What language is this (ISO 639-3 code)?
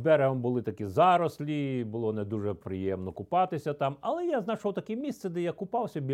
ukr